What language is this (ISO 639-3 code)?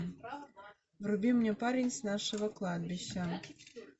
rus